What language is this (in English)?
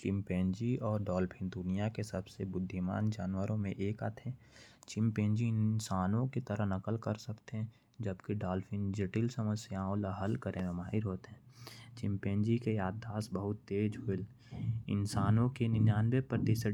Korwa